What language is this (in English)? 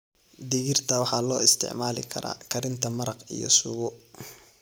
Somali